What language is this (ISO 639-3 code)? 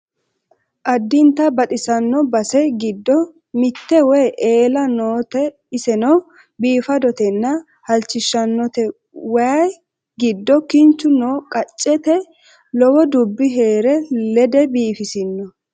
sid